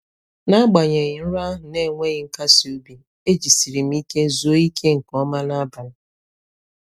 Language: Igbo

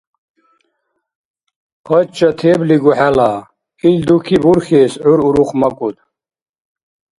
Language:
Dargwa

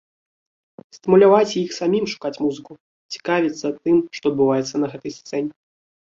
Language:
Belarusian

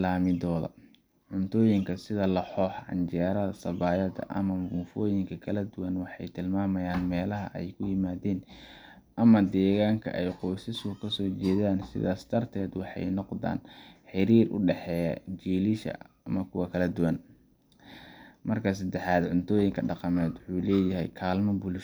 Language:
Somali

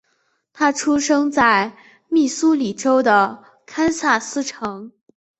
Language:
Chinese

